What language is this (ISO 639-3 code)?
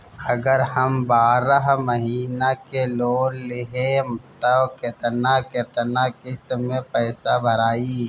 bho